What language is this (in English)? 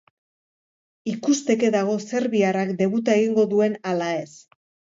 Basque